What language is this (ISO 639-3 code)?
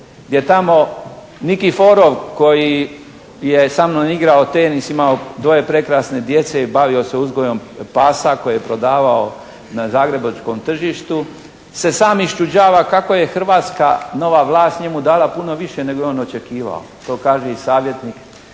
hrv